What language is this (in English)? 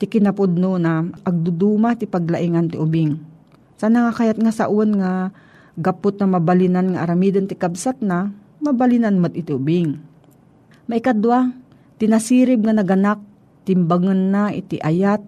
Filipino